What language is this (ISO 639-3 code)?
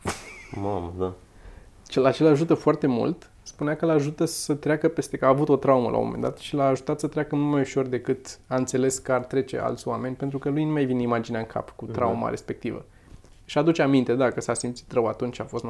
ron